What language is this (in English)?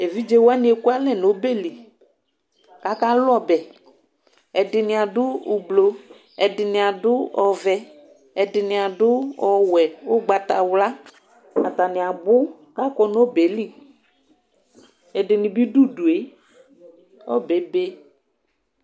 Ikposo